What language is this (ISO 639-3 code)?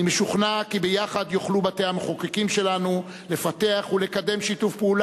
heb